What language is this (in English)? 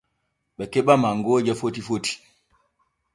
Borgu Fulfulde